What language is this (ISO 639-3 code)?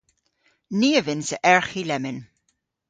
cor